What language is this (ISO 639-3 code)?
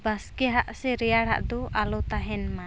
sat